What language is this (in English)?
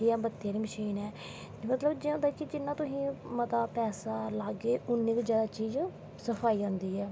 Dogri